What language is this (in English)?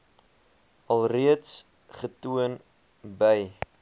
Afrikaans